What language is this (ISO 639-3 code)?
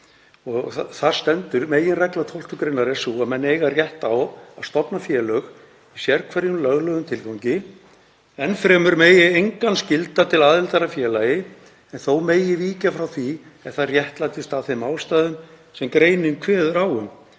isl